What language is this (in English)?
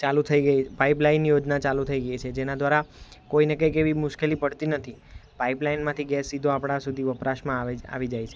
Gujarati